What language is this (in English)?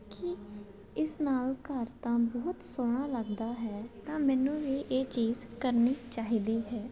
Punjabi